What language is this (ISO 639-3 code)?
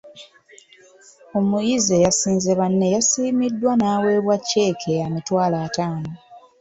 lug